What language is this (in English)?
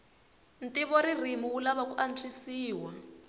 Tsonga